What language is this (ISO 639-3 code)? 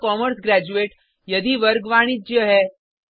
hin